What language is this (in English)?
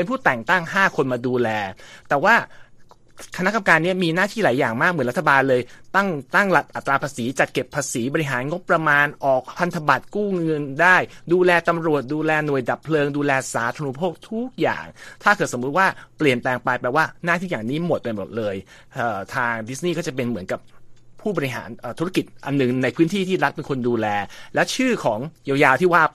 Thai